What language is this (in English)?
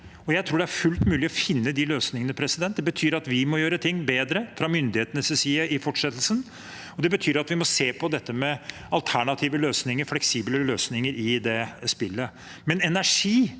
Norwegian